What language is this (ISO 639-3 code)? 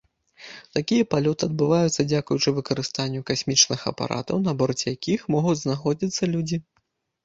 bel